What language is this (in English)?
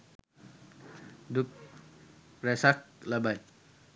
Sinhala